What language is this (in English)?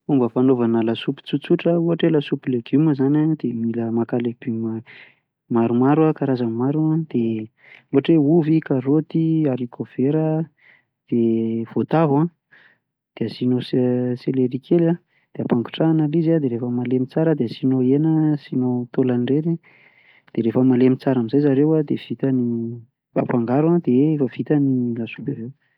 Malagasy